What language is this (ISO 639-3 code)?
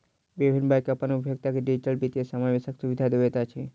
mai